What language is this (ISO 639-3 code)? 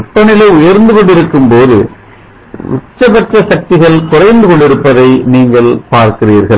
tam